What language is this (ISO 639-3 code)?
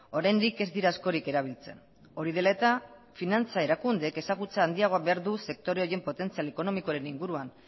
eus